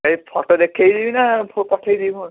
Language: Odia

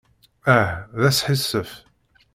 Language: Kabyle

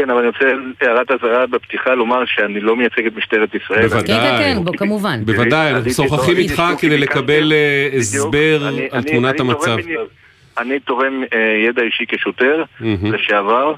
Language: Hebrew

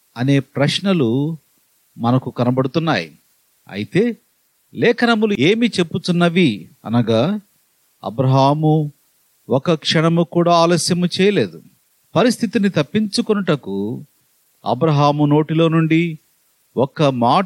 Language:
Telugu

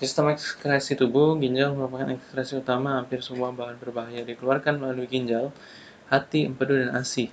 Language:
Indonesian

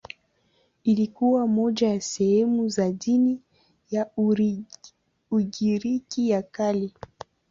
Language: Swahili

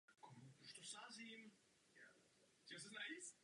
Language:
Czech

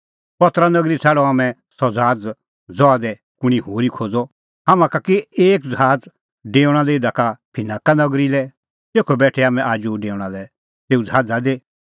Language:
Kullu Pahari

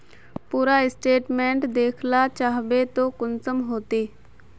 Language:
Magahi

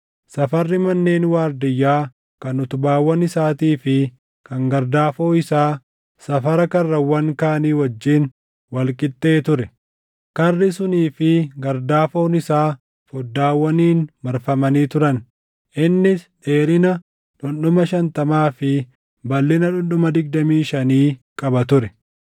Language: Oromo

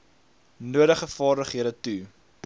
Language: Afrikaans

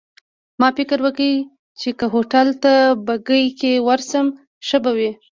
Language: Pashto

